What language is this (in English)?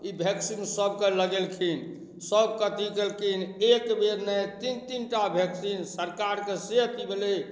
Maithili